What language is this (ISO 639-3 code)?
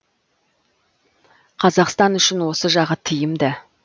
kaz